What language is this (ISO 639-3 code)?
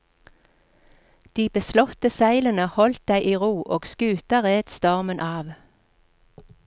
nor